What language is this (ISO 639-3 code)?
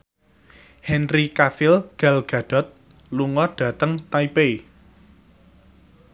jav